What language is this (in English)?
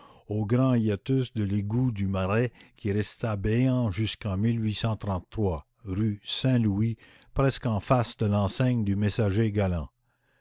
French